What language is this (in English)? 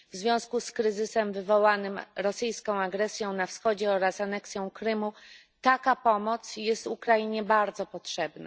Polish